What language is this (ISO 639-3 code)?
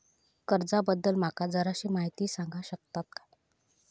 mar